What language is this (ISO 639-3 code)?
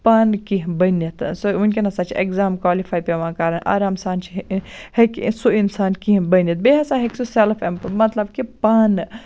kas